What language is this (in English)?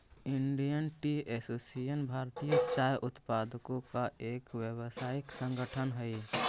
Magahi